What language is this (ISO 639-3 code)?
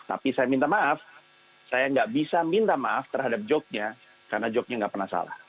ind